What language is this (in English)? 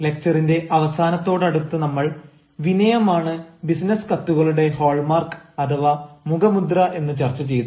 Malayalam